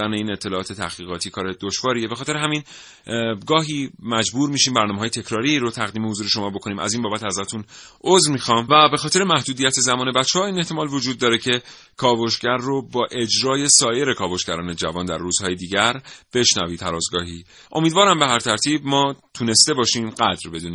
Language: Persian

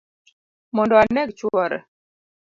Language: Luo (Kenya and Tanzania)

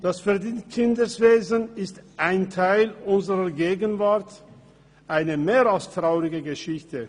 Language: Swiss German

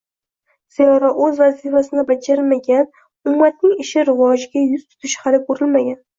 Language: Uzbek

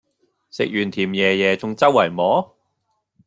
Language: Cantonese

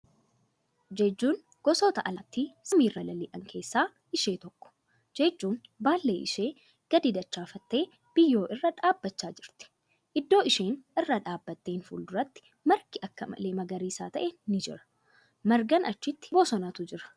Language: Oromo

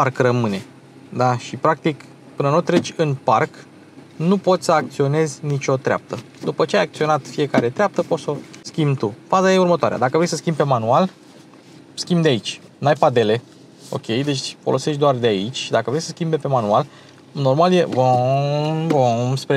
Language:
Romanian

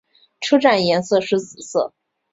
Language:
Chinese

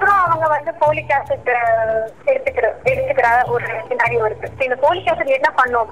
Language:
Tamil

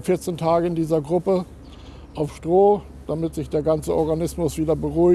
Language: German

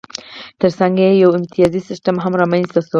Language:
Pashto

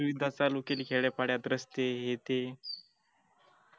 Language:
Marathi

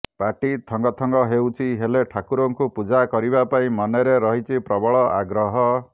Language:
Odia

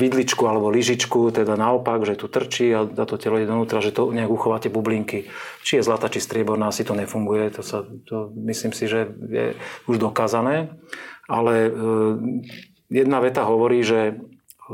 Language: Slovak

